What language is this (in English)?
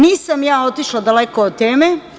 Serbian